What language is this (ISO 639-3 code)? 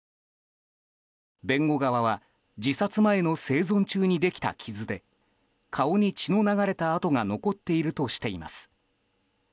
jpn